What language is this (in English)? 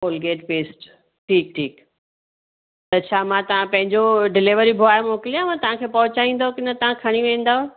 Sindhi